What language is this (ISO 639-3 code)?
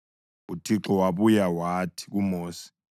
nde